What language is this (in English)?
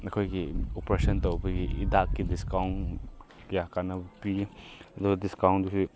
Manipuri